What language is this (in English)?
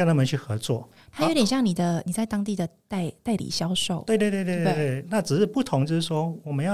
Chinese